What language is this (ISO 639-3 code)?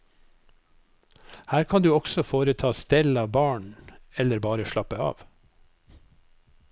nor